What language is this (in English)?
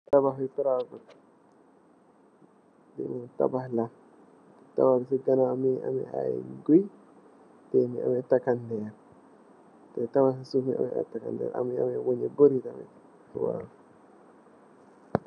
Wolof